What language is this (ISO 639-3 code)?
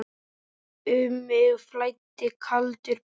isl